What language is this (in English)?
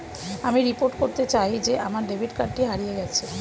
Bangla